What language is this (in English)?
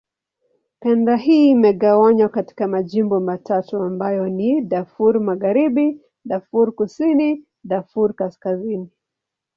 Swahili